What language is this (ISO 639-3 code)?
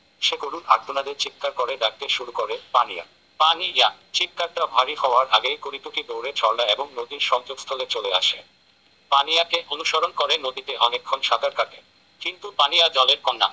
ben